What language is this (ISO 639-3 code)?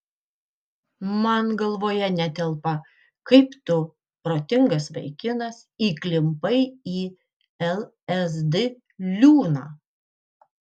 lit